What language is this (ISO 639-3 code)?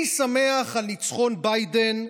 heb